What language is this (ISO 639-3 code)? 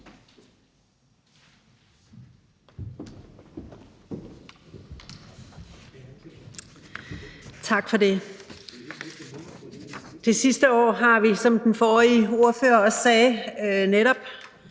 dan